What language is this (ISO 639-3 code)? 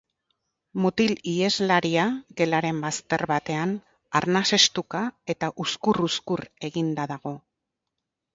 eus